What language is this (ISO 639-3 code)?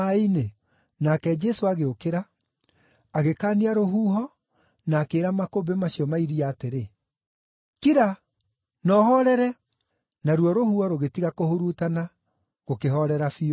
kik